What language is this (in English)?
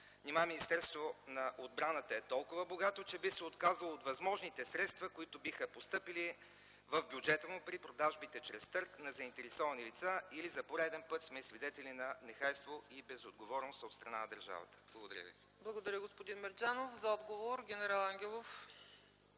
Bulgarian